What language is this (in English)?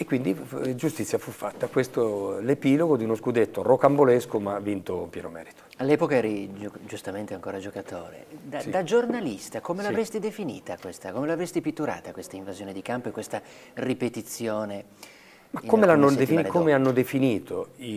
Italian